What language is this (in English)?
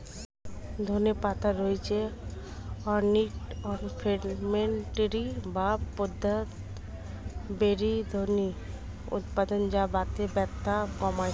Bangla